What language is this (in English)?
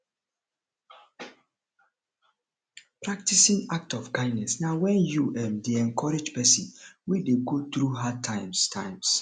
Nigerian Pidgin